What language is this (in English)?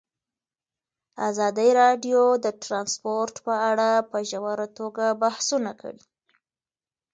Pashto